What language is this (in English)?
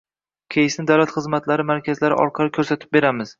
Uzbek